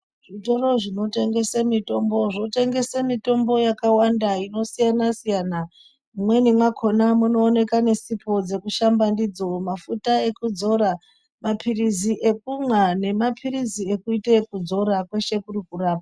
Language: Ndau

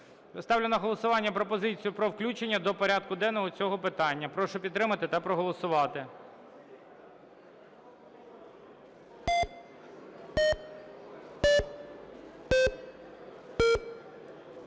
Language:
Ukrainian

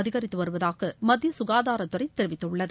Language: Tamil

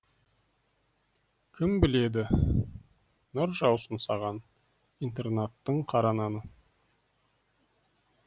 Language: Kazakh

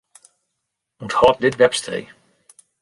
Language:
Western Frisian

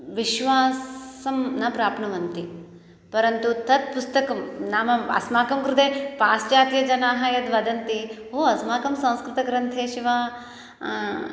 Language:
Sanskrit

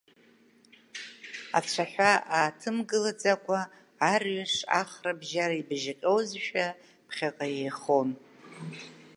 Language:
Abkhazian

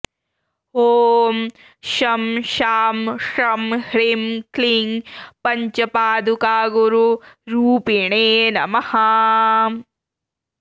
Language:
Sanskrit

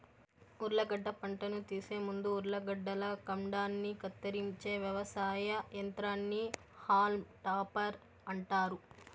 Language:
Telugu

